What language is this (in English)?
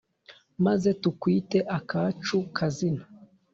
Kinyarwanda